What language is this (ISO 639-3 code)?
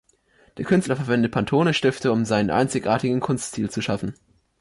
deu